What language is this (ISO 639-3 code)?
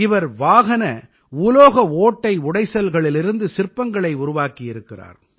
tam